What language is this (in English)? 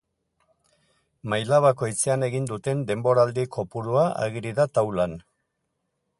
Basque